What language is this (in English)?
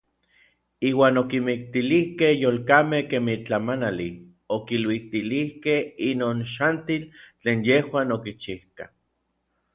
Orizaba Nahuatl